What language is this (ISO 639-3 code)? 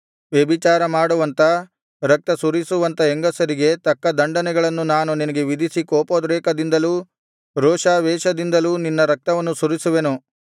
kan